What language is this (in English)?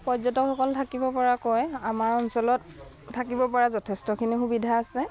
Assamese